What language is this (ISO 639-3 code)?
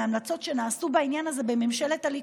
heb